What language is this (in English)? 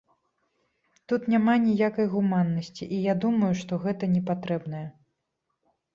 Belarusian